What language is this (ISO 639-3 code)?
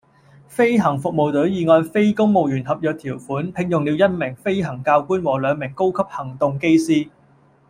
yue